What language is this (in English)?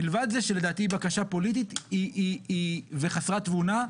Hebrew